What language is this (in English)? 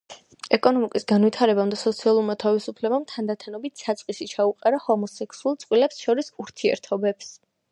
Georgian